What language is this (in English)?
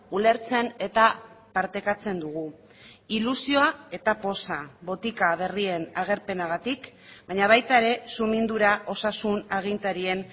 Basque